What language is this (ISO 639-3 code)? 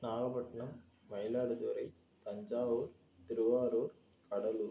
tam